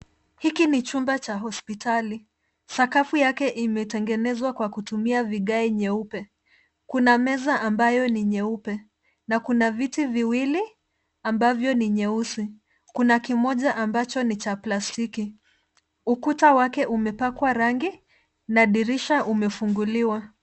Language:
Swahili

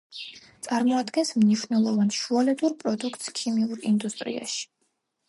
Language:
Georgian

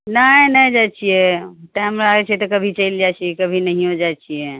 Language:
Maithili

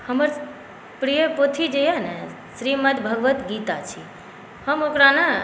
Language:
Maithili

